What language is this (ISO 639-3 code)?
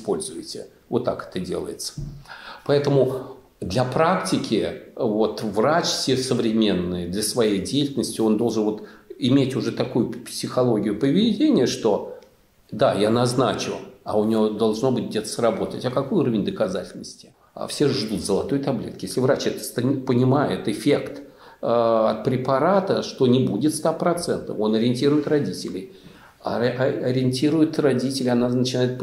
rus